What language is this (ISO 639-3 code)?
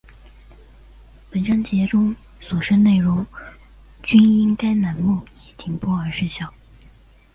zho